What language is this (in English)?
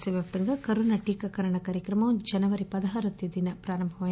Telugu